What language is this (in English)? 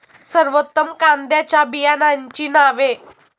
Marathi